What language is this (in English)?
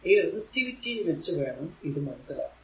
Malayalam